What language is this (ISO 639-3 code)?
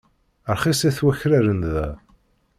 kab